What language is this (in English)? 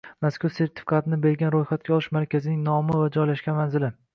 Uzbek